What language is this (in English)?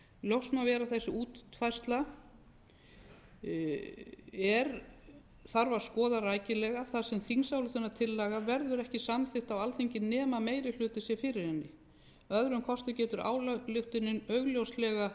Icelandic